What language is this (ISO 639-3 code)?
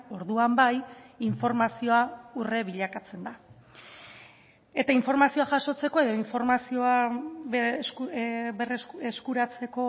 eus